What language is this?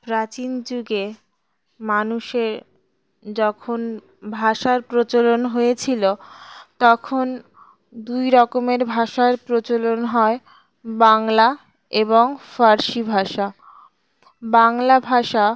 Bangla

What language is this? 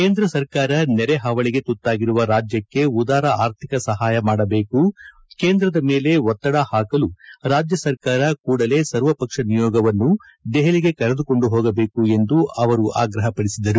Kannada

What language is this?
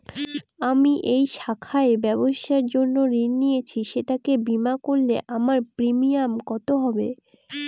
Bangla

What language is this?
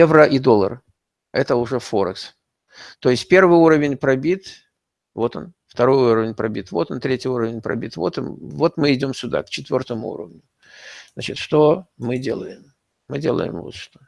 Russian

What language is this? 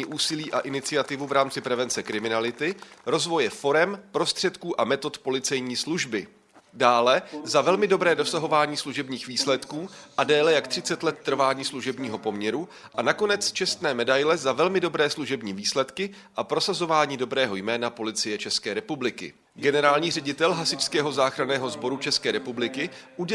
Czech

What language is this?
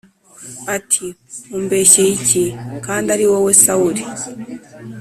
Kinyarwanda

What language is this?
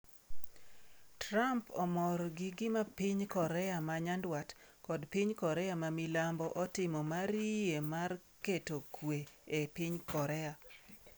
Luo (Kenya and Tanzania)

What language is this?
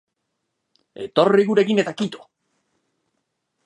Basque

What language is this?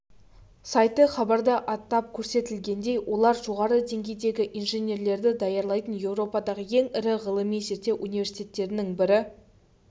Kazakh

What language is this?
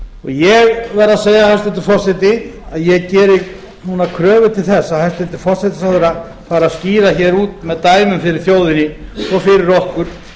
Icelandic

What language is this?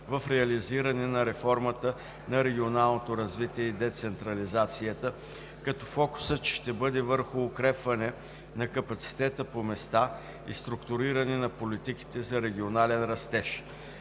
Bulgarian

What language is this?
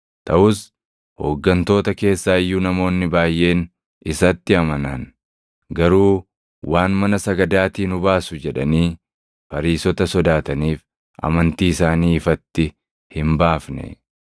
Oromo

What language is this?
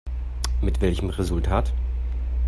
German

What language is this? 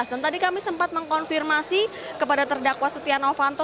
Indonesian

